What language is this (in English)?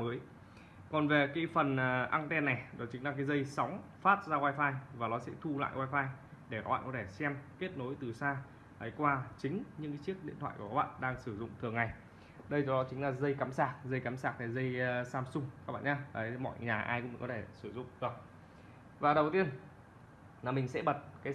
Vietnamese